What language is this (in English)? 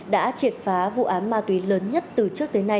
Vietnamese